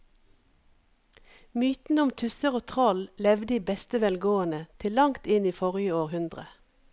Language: Norwegian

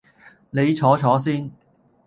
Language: Cantonese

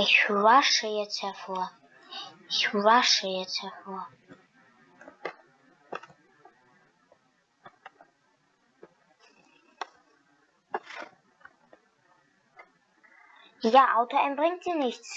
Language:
German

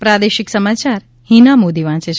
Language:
Gujarati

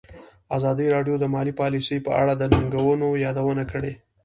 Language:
Pashto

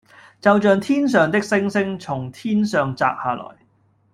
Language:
Cantonese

